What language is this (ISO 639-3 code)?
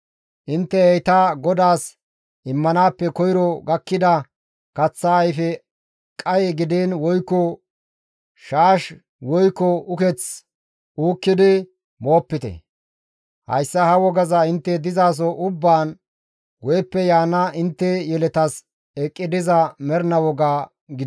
gmv